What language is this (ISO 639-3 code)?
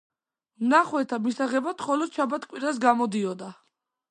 kat